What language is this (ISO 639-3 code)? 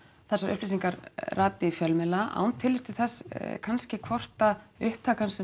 isl